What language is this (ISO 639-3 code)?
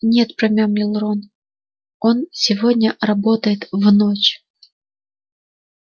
rus